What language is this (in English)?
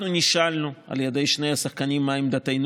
Hebrew